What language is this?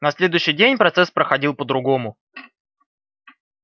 Russian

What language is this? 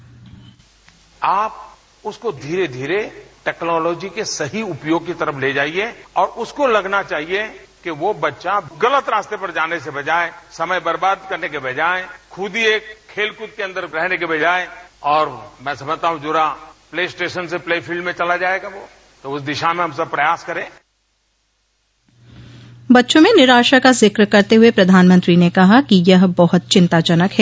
Hindi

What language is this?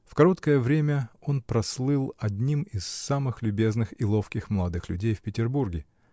Russian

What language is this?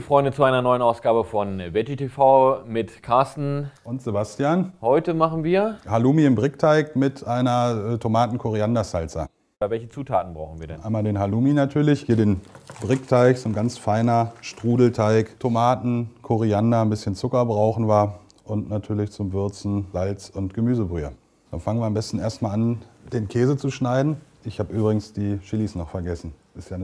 German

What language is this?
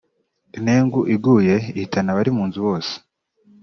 Kinyarwanda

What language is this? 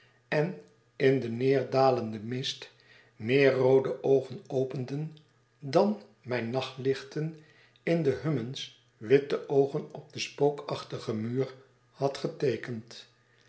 Dutch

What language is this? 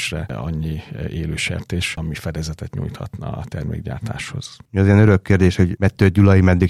Hungarian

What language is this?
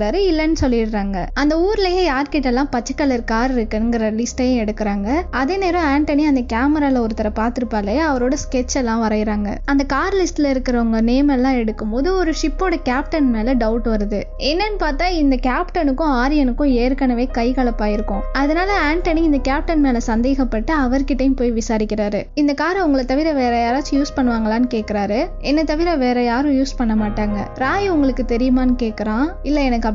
Indonesian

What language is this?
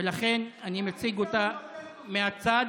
Hebrew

